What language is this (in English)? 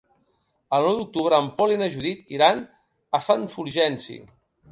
Catalan